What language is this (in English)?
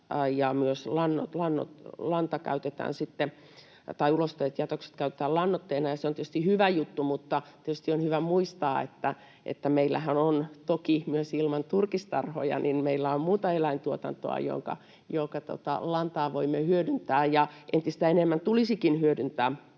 Finnish